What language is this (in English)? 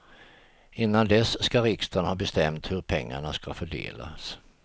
Swedish